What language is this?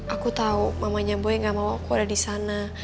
Indonesian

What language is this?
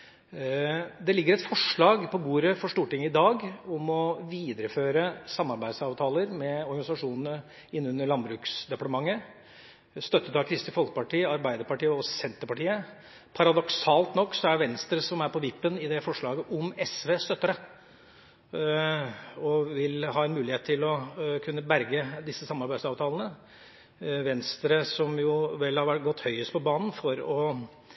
Norwegian Bokmål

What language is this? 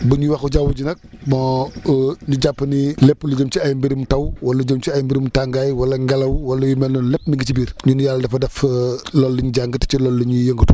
Wolof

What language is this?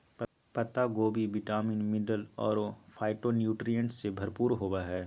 Magahi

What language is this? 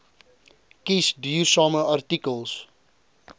Afrikaans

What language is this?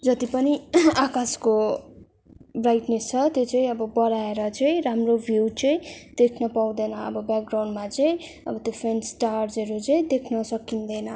Nepali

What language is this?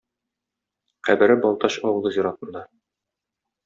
Tatar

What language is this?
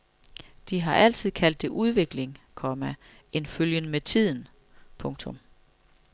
Danish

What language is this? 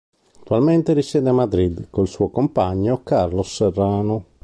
Italian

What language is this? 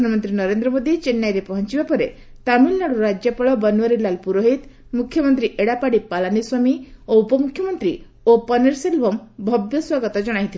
Odia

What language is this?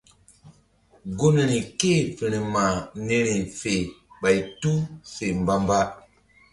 Mbum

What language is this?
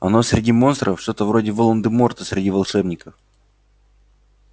Russian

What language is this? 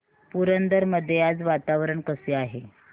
Marathi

